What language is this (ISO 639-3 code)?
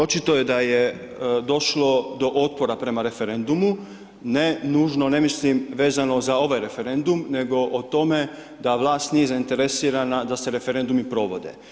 hrv